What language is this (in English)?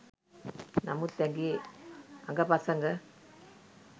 Sinhala